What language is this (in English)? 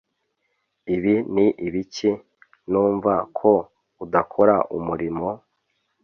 Kinyarwanda